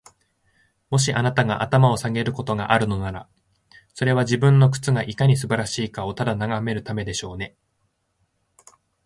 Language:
Japanese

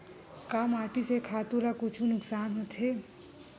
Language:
Chhattisgarhi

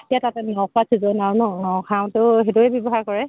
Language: Assamese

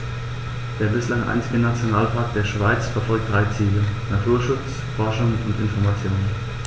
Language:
German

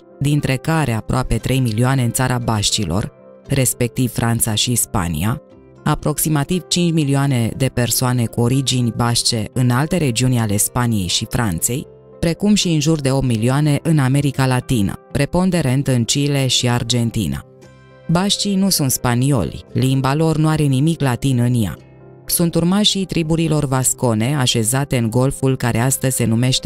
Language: Romanian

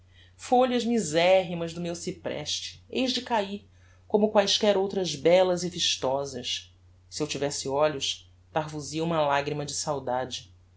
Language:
Portuguese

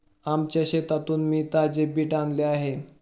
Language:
Marathi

